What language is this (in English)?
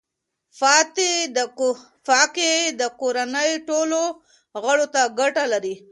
Pashto